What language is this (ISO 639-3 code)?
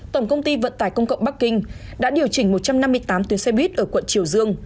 vie